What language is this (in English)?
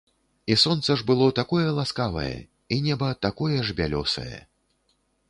Belarusian